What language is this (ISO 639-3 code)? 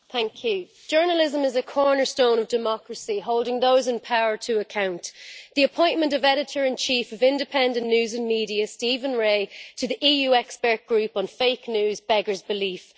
eng